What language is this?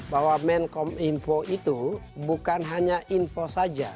Indonesian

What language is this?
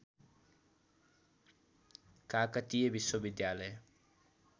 Nepali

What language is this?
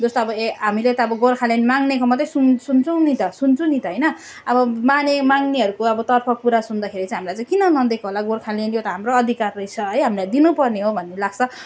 Nepali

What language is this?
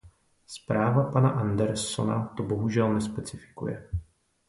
Czech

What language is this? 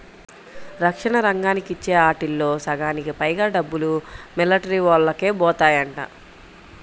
Telugu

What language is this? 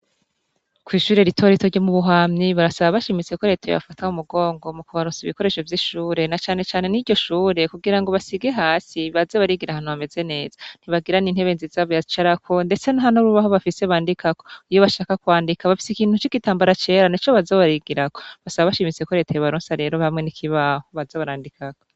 Rundi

